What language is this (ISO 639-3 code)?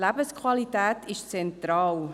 gsw